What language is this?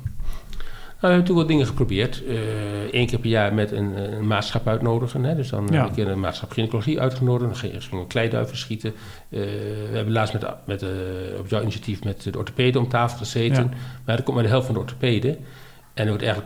Dutch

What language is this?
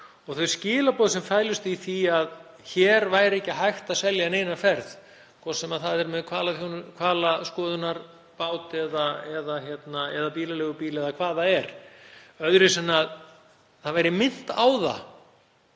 Icelandic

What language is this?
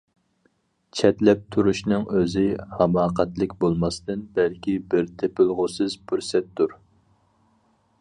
Uyghur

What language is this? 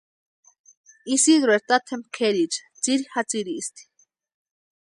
Western Highland Purepecha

